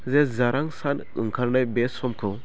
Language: Bodo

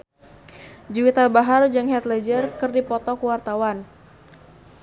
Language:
Sundanese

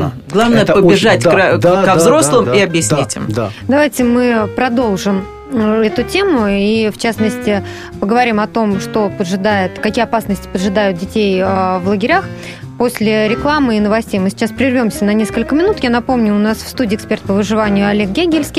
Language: Russian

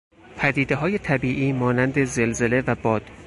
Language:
Persian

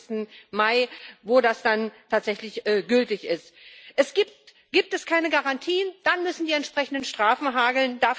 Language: German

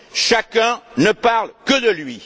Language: French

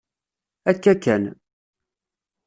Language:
Kabyle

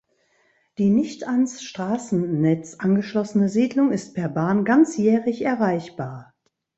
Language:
German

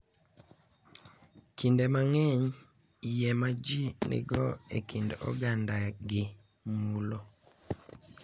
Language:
Luo (Kenya and Tanzania)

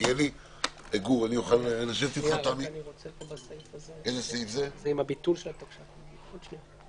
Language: Hebrew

